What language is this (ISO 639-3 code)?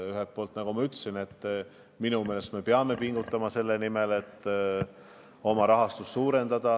est